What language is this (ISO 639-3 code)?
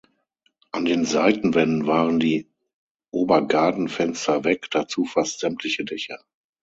deu